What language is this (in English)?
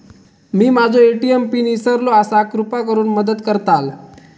Marathi